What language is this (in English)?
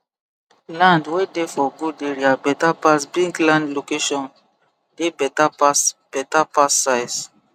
Nigerian Pidgin